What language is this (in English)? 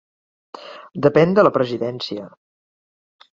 Catalan